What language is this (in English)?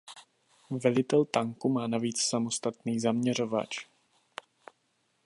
Czech